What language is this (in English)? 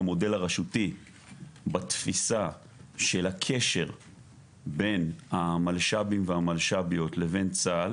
Hebrew